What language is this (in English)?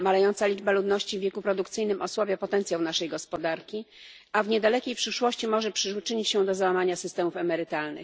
Polish